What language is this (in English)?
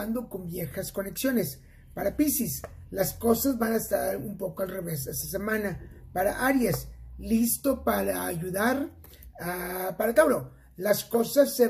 Spanish